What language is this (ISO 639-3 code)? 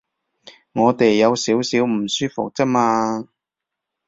yue